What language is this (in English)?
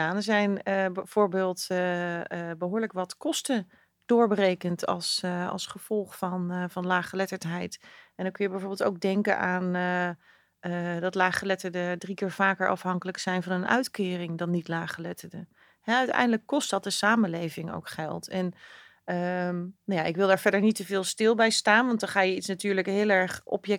Dutch